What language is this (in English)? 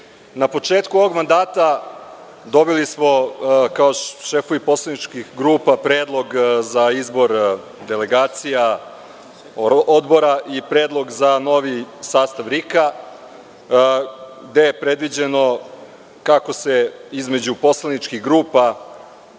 Serbian